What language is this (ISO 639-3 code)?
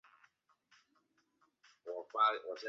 zho